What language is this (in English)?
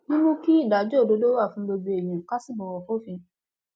Yoruba